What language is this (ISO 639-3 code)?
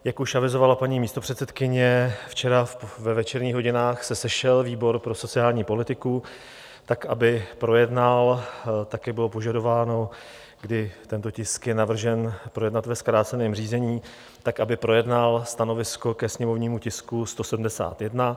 ces